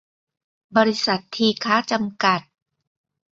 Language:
Thai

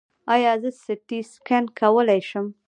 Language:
Pashto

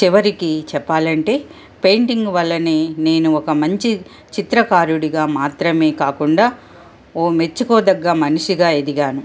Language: Telugu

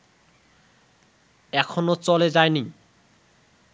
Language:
Bangla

